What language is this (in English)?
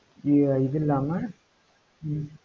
Tamil